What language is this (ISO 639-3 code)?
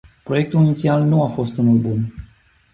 ron